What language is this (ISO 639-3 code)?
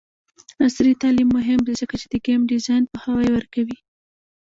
pus